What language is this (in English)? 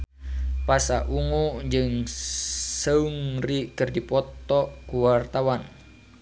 Sundanese